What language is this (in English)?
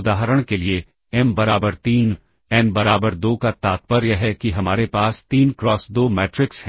Hindi